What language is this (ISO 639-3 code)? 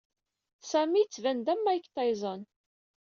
kab